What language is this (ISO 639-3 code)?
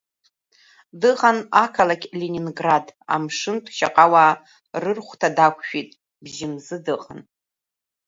abk